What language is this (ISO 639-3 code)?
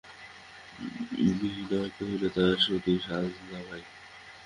ben